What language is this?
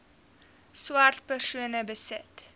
Afrikaans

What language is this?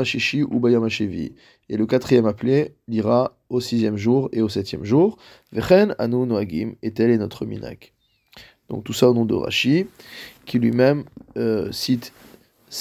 French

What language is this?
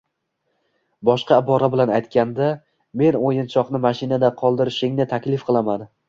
Uzbek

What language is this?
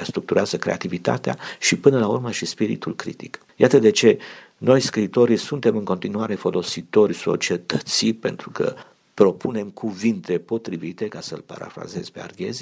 Romanian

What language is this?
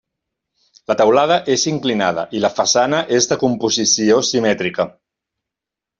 Catalan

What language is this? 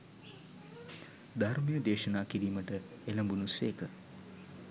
Sinhala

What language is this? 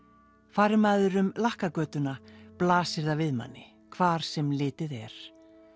Icelandic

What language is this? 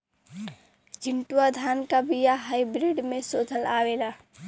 Bhojpuri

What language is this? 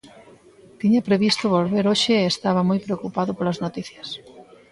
Galician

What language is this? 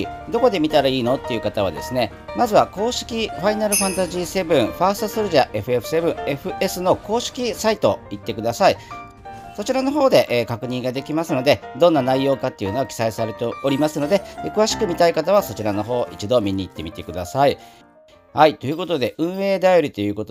Japanese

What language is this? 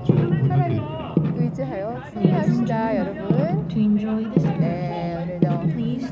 Korean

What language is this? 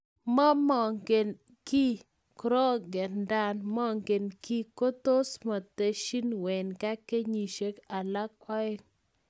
Kalenjin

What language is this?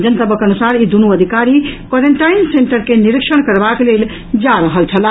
Maithili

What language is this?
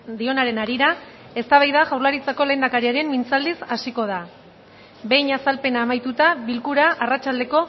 Basque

